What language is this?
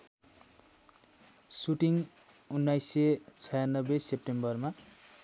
Nepali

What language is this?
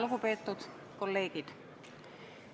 Estonian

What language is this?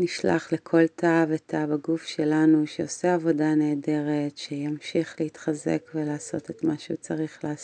Hebrew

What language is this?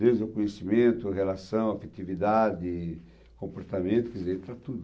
Portuguese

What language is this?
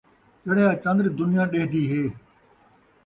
Saraiki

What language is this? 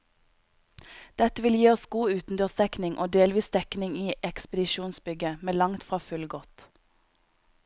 Norwegian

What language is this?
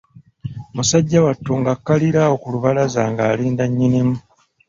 Ganda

